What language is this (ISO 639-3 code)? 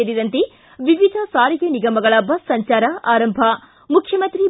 kan